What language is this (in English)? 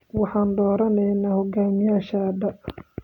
Somali